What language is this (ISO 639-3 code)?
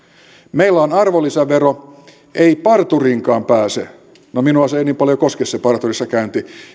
fin